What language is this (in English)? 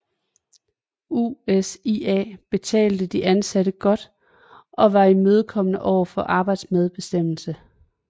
Danish